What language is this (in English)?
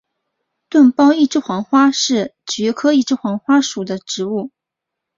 Chinese